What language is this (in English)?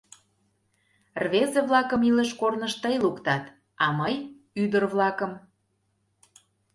Mari